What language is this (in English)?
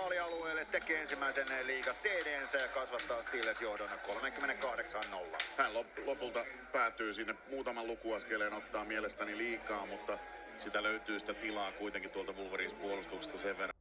Finnish